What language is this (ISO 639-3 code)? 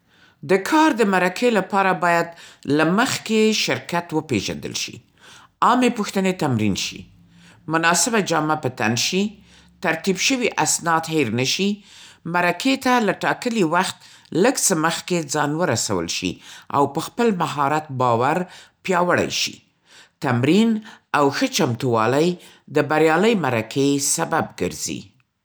pst